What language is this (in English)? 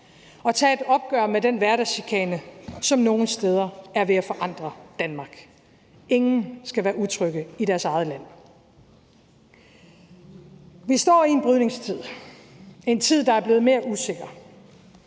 Danish